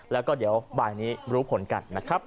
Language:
Thai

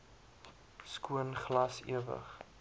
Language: Afrikaans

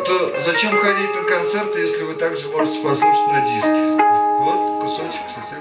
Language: Russian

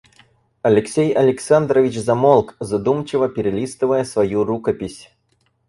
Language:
Russian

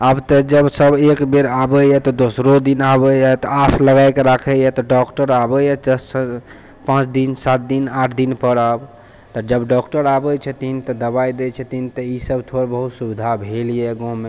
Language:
Maithili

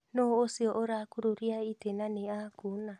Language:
Kikuyu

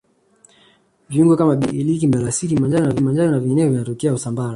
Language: Swahili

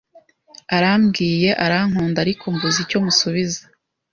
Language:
Kinyarwanda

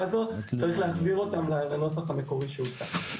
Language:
Hebrew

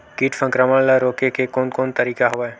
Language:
Chhattisgarhi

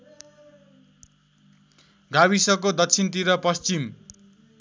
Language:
Nepali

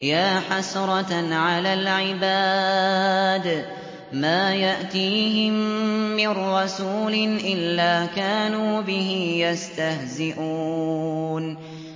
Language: Arabic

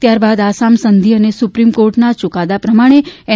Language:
Gujarati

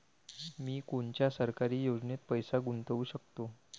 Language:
Marathi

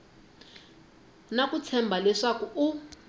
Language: Tsonga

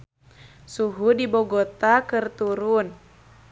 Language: Sundanese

